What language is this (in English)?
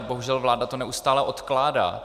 Czech